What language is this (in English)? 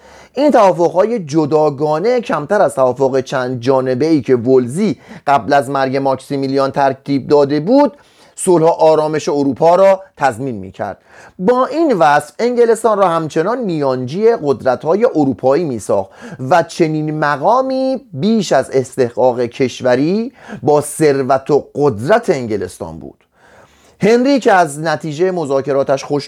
Persian